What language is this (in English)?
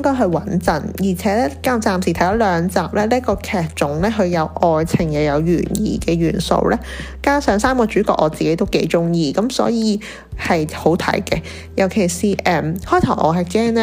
Chinese